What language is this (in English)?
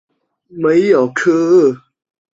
Chinese